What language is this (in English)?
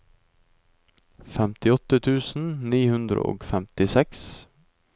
Norwegian